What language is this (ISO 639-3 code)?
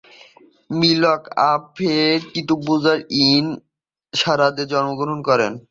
ben